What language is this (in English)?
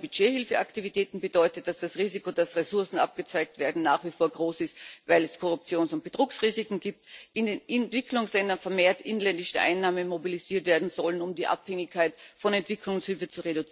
German